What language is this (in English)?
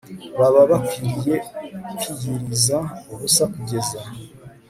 Kinyarwanda